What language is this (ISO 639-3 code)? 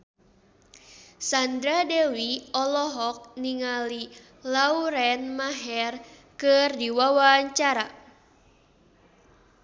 sun